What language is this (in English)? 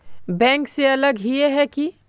Magahi